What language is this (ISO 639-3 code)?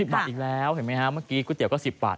tha